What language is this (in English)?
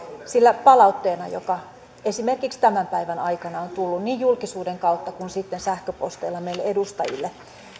Finnish